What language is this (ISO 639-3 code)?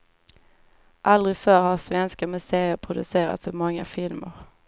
swe